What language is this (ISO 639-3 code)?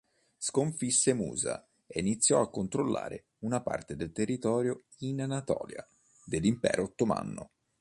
ita